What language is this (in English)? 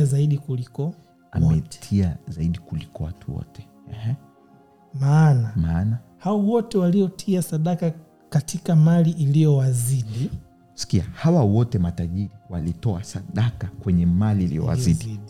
Swahili